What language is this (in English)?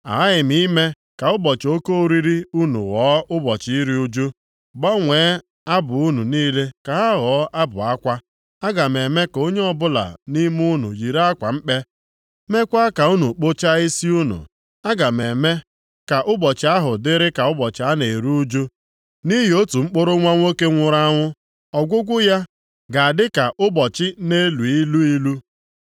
Igbo